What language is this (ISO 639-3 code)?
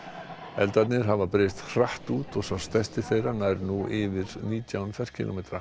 isl